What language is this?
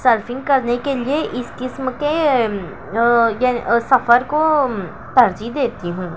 Urdu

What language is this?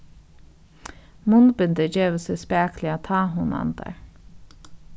Faroese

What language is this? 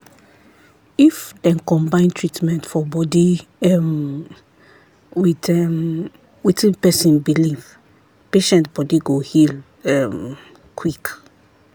Nigerian Pidgin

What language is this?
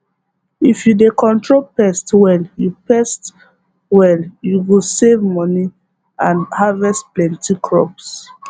Nigerian Pidgin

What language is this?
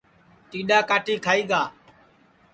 Sansi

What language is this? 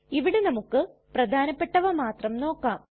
Malayalam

